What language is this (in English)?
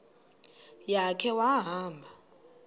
Xhosa